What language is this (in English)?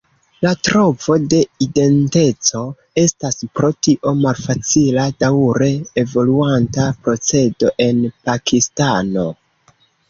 Esperanto